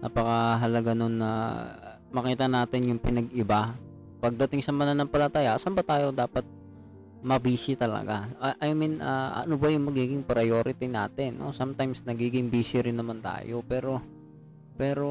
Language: Filipino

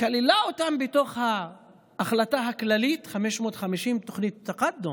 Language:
Hebrew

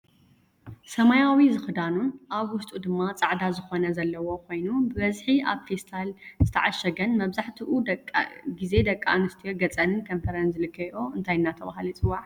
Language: Tigrinya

